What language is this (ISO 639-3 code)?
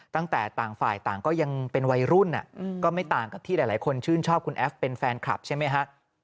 tha